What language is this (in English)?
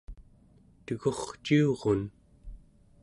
Central Yupik